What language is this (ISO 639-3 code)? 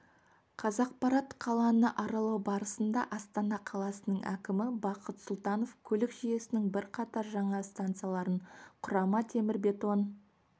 kaz